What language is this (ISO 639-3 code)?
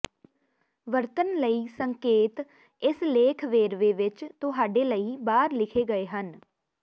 pan